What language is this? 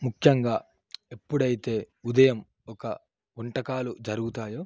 Telugu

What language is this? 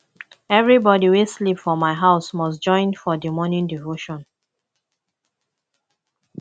Nigerian Pidgin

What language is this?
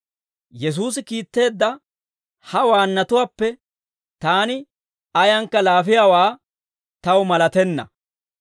Dawro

